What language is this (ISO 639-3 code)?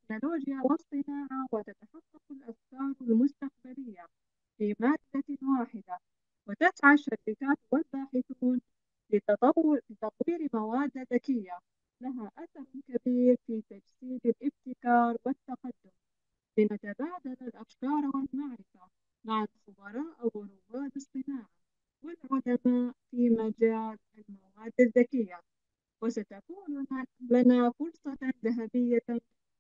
ara